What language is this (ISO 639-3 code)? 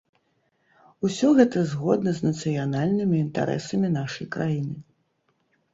bel